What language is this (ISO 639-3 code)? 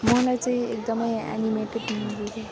nep